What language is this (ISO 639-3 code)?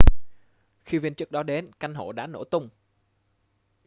vie